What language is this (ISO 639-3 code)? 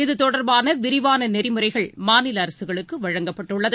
tam